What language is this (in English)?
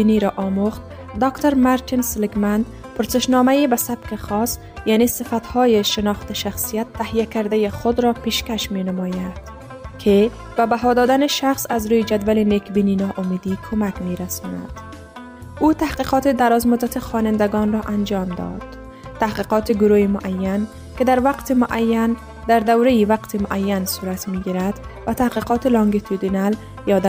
Persian